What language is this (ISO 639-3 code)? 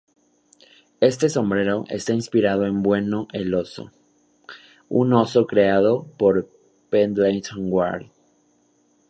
spa